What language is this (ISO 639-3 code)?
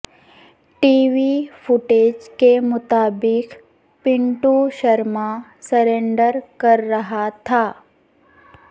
urd